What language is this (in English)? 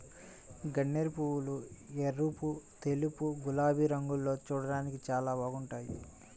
Telugu